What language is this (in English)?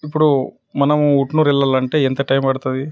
Telugu